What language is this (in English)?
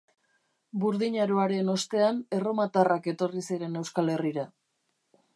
Basque